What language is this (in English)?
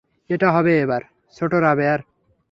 Bangla